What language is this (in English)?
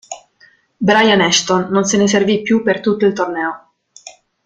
Italian